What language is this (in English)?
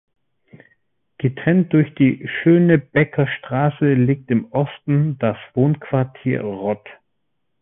German